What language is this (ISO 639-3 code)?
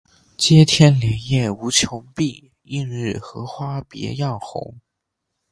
zho